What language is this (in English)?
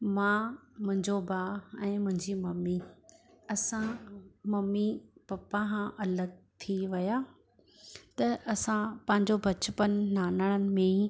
Sindhi